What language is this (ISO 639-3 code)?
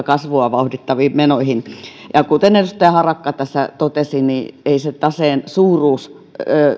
fin